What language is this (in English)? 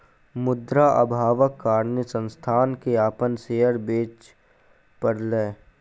Maithili